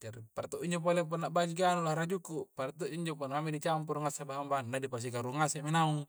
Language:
Coastal Konjo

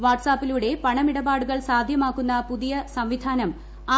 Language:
Malayalam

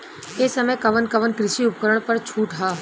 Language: Bhojpuri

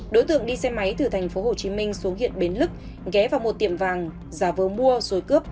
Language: Vietnamese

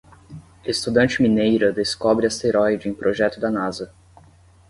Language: Portuguese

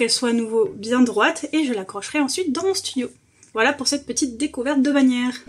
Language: French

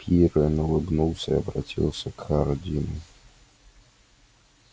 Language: Russian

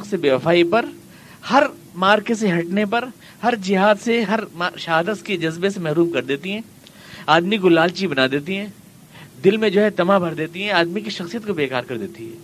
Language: Urdu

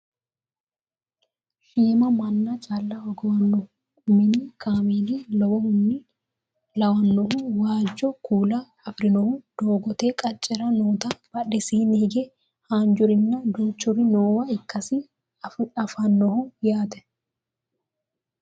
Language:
Sidamo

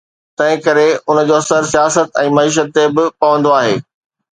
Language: Sindhi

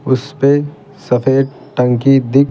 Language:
Hindi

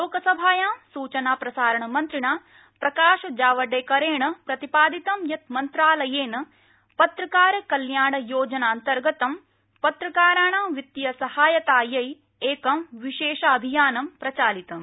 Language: Sanskrit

